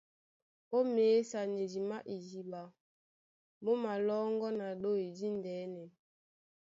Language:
Duala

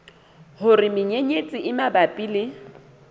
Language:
Southern Sotho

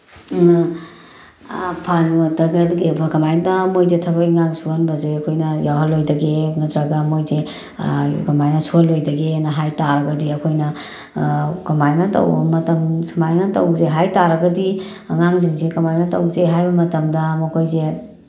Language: Manipuri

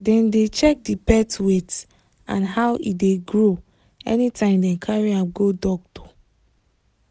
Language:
Nigerian Pidgin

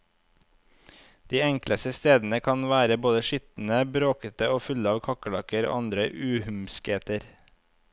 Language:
Norwegian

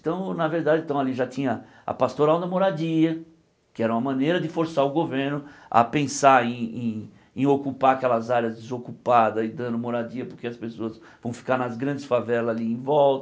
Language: Portuguese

